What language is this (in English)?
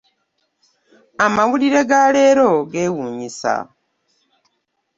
Ganda